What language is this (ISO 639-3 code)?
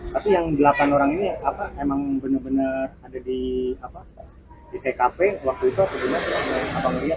ind